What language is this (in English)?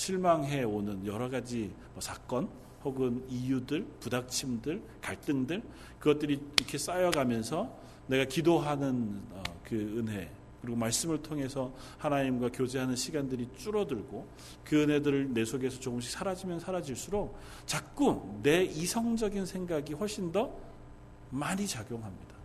Korean